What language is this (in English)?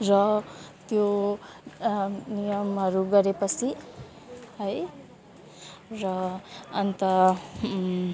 Nepali